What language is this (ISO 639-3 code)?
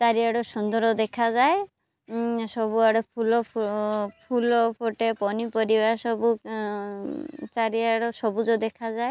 ori